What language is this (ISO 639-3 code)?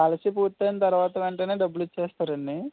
tel